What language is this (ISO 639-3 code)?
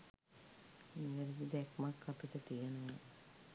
sin